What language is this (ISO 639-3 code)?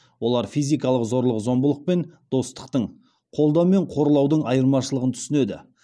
kaz